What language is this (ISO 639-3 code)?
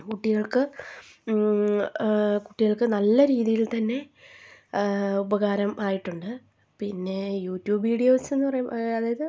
mal